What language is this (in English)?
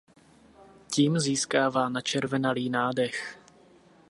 Czech